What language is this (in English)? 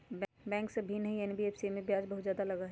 Magahi